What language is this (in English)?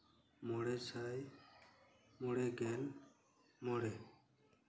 Santali